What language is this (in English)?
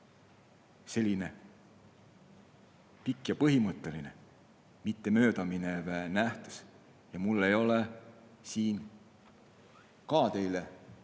Estonian